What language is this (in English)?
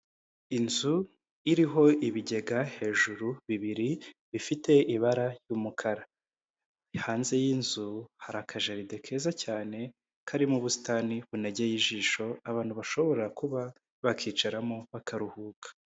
Kinyarwanda